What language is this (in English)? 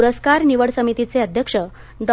Marathi